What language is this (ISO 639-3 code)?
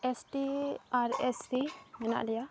sat